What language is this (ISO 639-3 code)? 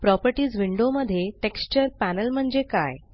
mar